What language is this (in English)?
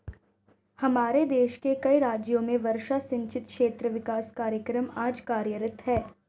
Hindi